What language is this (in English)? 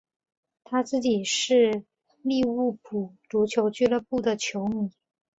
Chinese